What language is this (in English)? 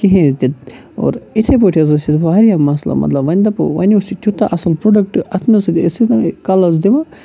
Kashmiri